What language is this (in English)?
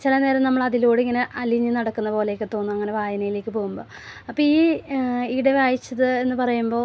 Malayalam